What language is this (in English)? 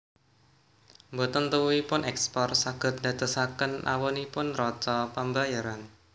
Javanese